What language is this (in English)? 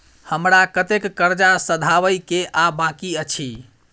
Maithili